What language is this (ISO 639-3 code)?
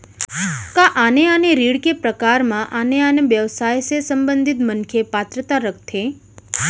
hne